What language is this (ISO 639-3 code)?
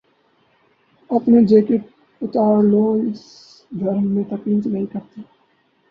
urd